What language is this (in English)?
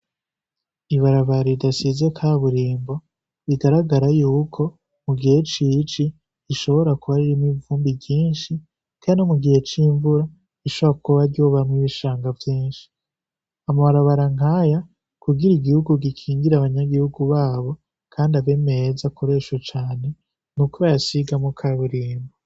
Rundi